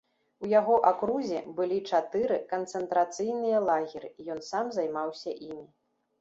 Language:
Belarusian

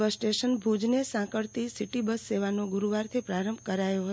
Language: Gujarati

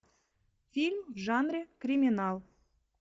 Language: Russian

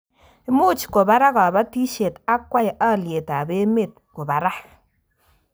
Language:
Kalenjin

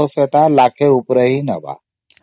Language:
Odia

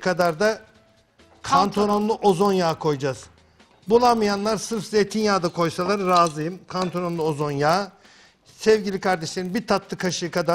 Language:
Turkish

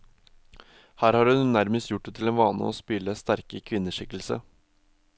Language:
Norwegian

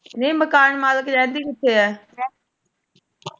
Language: Punjabi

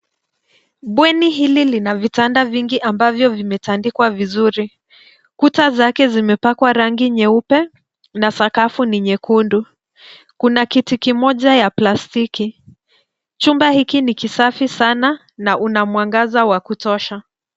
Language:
Swahili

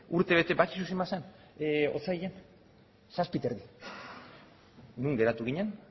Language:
Basque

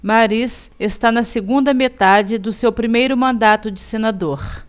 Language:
Portuguese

